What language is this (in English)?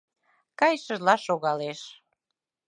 Mari